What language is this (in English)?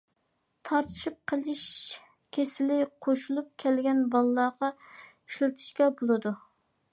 Uyghur